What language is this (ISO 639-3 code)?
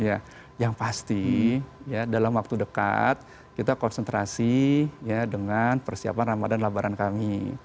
ind